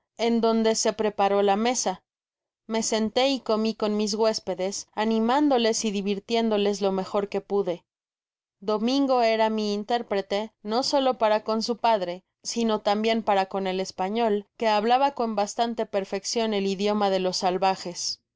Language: Spanish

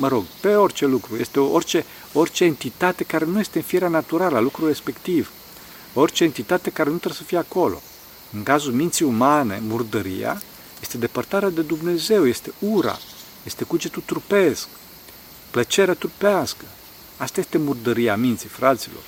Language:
Romanian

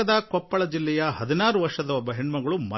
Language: Kannada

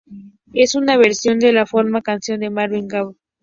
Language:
Spanish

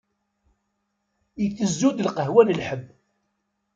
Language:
Kabyle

